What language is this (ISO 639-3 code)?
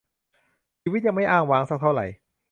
tha